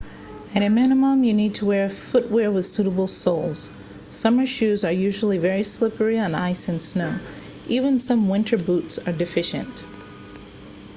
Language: English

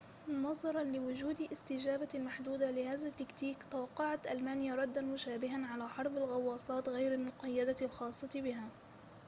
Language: Arabic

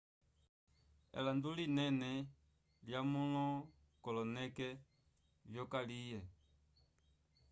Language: Umbundu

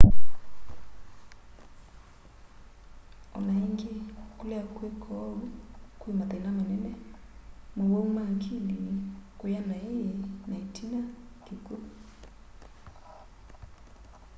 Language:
Kamba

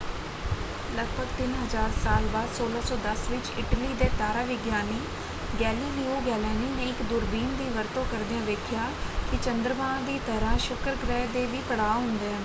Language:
Punjabi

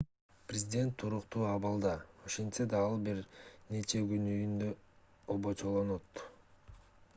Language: Kyrgyz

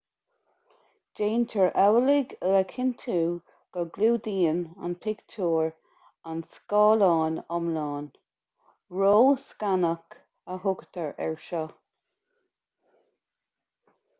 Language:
Irish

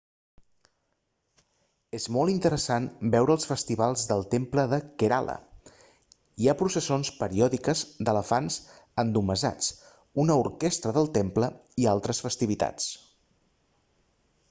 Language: Catalan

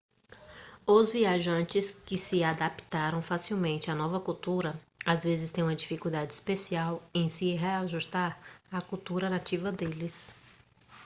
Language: Portuguese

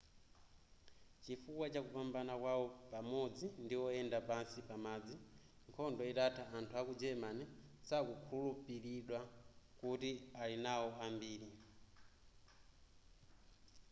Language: Nyanja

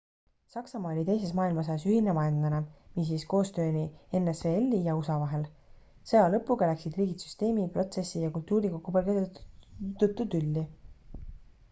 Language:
Estonian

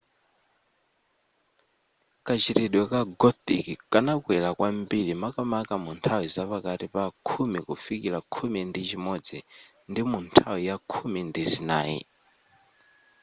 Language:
Nyanja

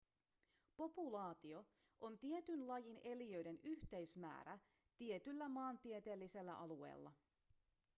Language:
Finnish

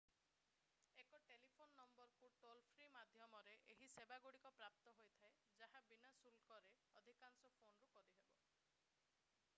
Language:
Odia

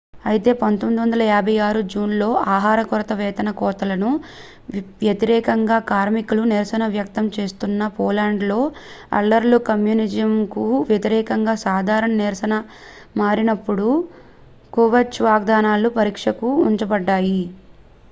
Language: Telugu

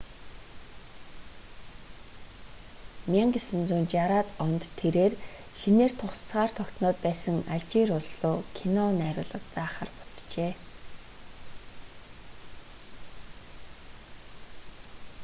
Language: Mongolian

